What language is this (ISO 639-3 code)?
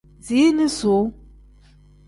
kdh